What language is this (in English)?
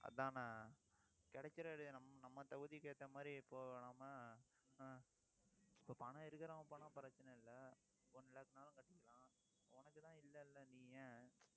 Tamil